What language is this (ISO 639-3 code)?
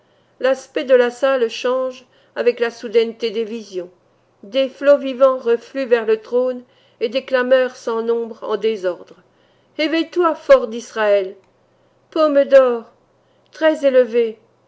fra